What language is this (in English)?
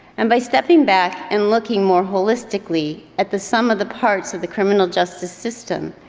English